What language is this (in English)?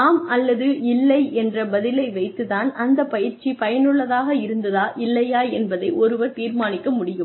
Tamil